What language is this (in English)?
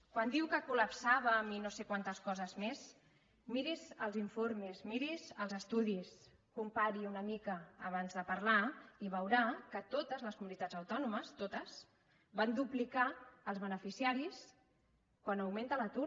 Catalan